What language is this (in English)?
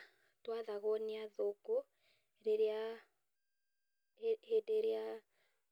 Kikuyu